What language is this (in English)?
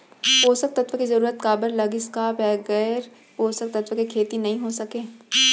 Chhattisgarhi